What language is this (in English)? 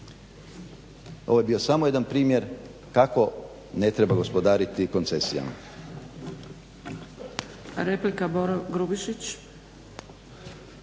Croatian